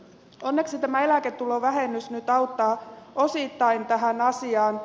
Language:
Finnish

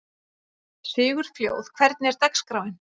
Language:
Icelandic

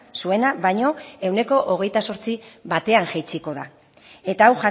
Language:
Basque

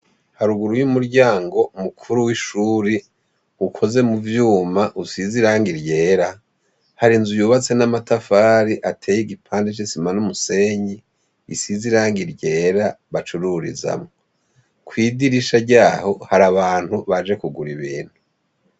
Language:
Rundi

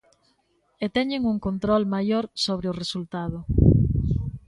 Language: Galician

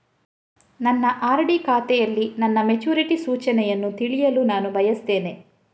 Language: Kannada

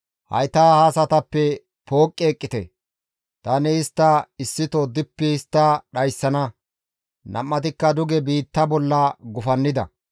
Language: Gamo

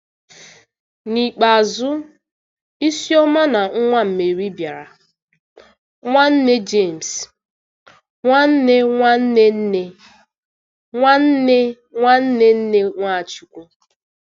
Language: Igbo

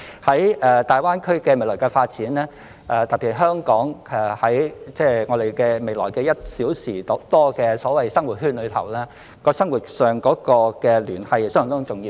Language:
Cantonese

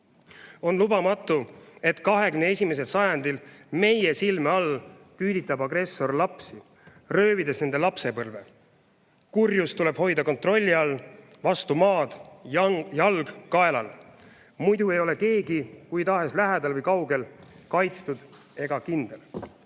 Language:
Estonian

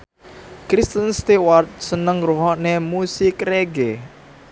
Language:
Javanese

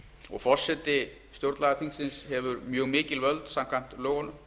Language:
Icelandic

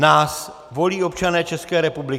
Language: Czech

